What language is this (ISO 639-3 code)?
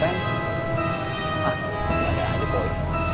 ind